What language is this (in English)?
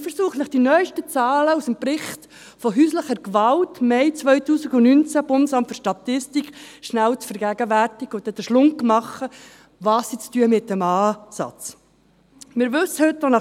Swiss German